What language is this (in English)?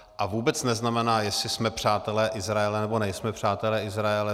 Czech